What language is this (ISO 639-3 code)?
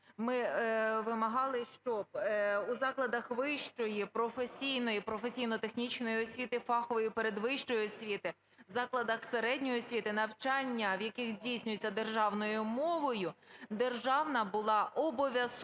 ukr